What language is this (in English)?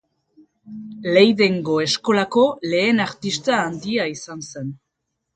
Basque